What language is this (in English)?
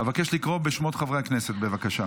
Hebrew